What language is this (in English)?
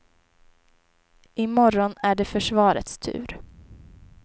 Swedish